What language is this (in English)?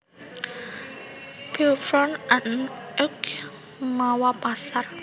Javanese